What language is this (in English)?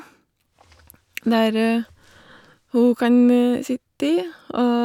Norwegian